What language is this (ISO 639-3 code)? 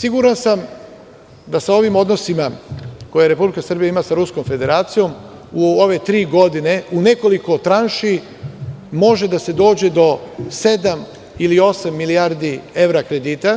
srp